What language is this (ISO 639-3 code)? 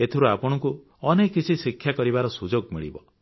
ori